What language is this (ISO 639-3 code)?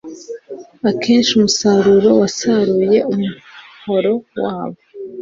kin